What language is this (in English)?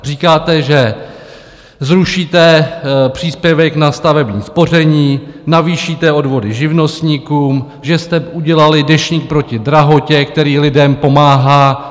Czech